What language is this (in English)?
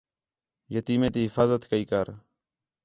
Khetrani